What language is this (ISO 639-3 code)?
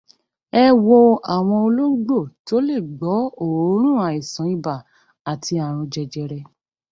yor